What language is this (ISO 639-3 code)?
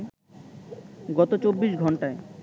ben